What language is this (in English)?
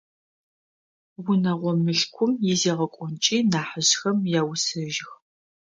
Adyghe